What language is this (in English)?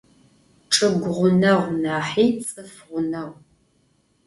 Adyghe